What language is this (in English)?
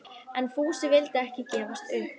Icelandic